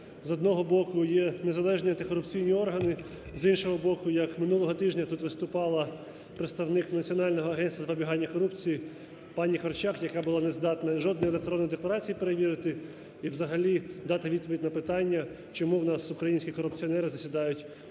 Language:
Ukrainian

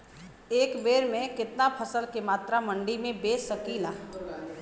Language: Bhojpuri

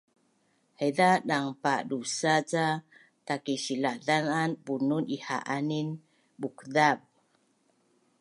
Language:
Bunun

